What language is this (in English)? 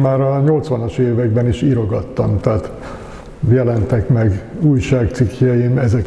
Hungarian